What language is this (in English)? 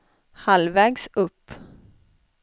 Swedish